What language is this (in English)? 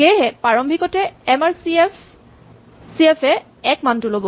Assamese